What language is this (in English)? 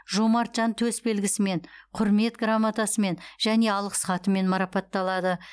Kazakh